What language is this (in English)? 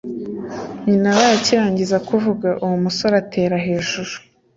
Kinyarwanda